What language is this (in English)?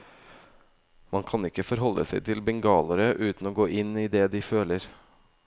Norwegian